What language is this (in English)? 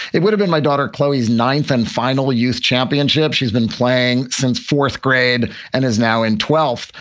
English